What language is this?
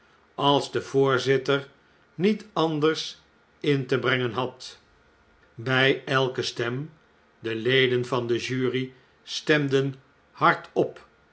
Dutch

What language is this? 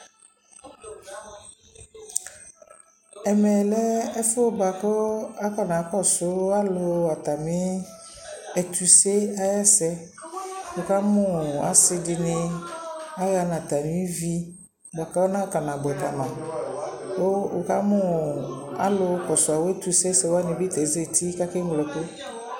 Ikposo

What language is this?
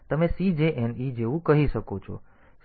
Gujarati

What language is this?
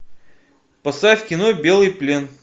Russian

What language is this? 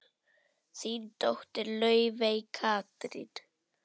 Icelandic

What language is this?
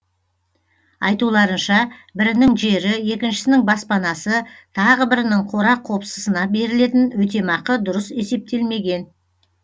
Kazakh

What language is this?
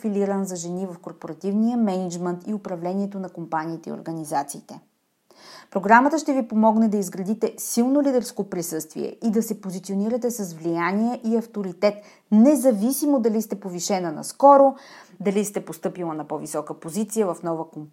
Bulgarian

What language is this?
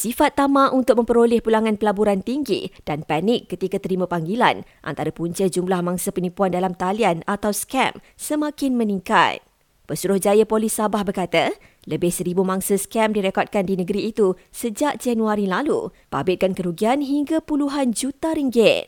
Malay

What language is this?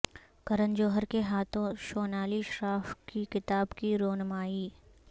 Urdu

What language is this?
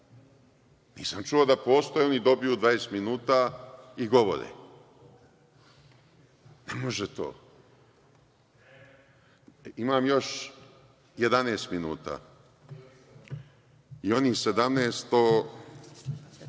Serbian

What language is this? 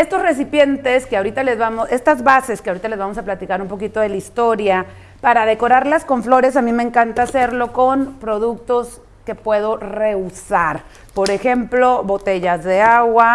Spanish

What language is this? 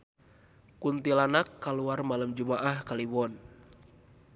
Sundanese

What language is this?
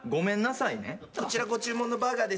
Japanese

